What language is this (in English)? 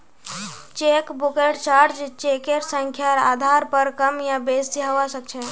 Magahi